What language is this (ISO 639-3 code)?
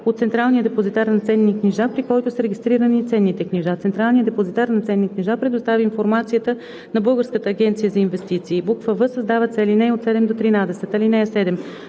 bul